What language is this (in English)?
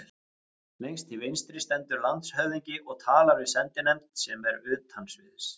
Icelandic